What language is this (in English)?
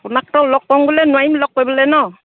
Assamese